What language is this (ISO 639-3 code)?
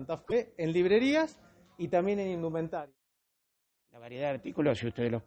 spa